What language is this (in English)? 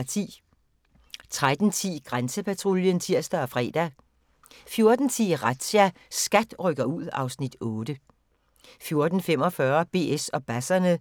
Danish